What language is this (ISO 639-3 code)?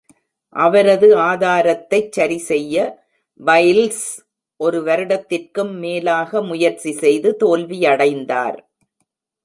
tam